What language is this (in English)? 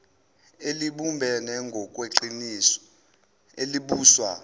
Zulu